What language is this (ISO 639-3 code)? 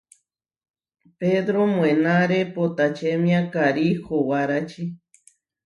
var